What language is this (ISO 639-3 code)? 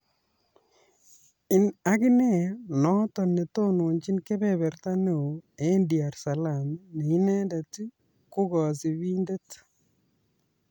kln